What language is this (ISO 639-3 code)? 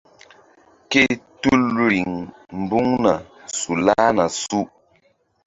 mdd